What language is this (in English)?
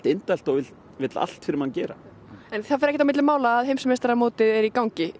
Icelandic